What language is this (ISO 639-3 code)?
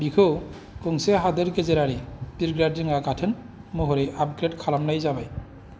brx